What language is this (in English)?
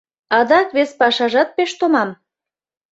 Mari